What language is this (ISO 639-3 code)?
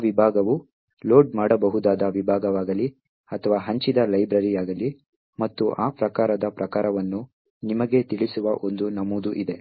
kan